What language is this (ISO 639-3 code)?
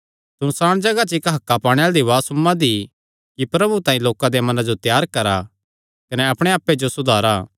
xnr